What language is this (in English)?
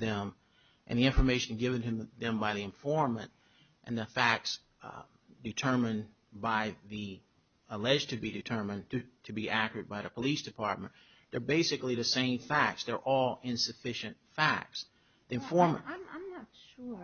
English